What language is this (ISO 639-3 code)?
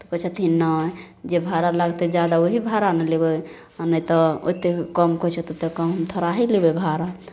mai